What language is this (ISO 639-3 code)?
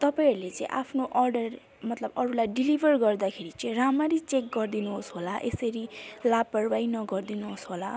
nep